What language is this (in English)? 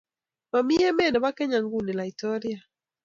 Kalenjin